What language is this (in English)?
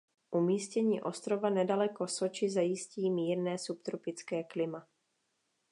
Czech